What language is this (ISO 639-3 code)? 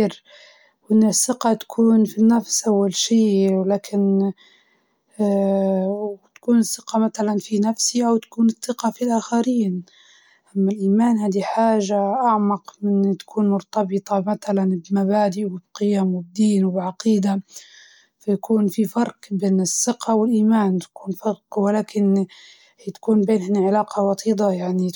ayl